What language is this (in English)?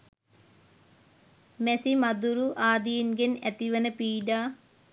Sinhala